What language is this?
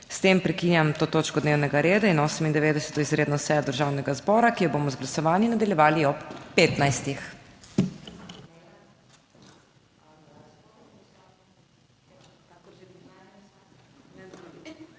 Slovenian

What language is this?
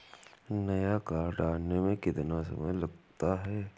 Hindi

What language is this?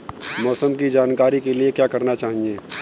Hindi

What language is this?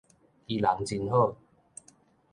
Min Nan Chinese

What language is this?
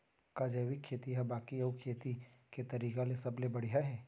Chhattisgarhi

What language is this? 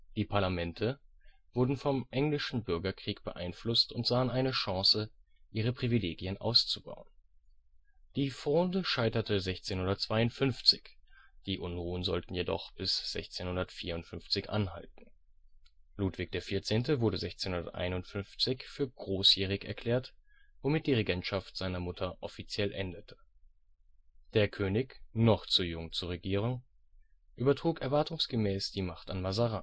German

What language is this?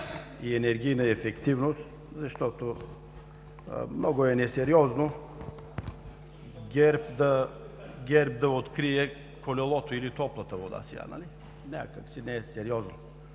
Bulgarian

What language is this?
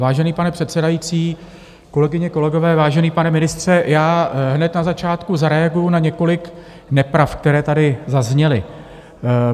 Czech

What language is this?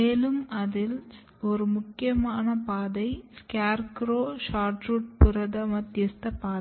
Tamil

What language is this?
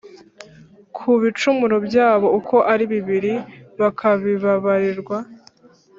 Kinyarwanda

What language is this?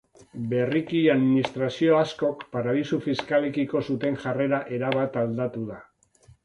Basque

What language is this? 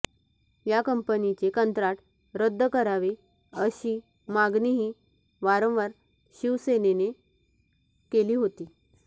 Marathi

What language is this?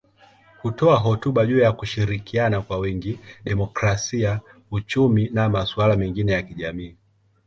Swahili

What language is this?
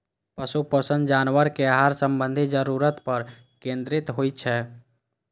Maithili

